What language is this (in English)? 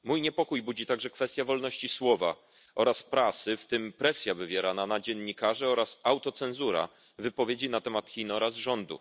Polish